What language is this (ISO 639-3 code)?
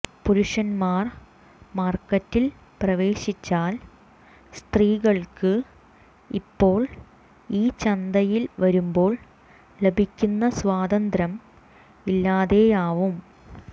mal